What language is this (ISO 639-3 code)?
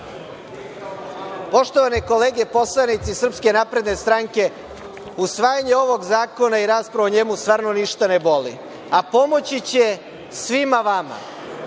srp